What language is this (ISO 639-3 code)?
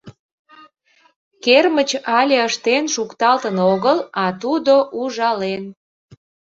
chm